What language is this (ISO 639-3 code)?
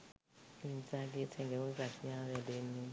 sin